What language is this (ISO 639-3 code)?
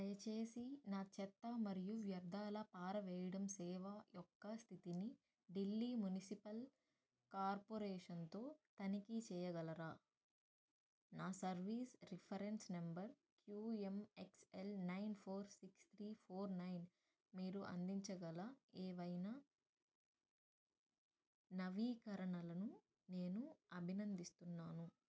tel